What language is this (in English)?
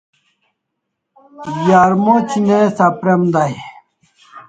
Kalasha